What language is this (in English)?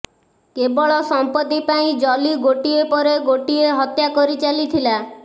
Odia